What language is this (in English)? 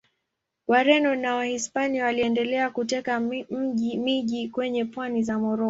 Swahili